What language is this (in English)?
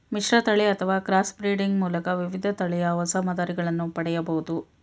Kannada